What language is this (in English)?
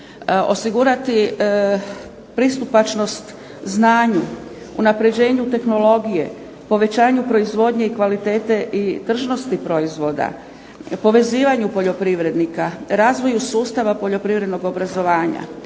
Croatian